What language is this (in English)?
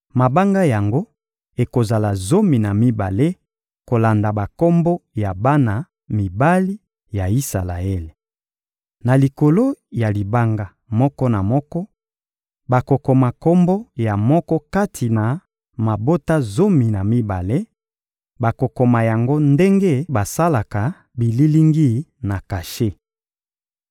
Lingala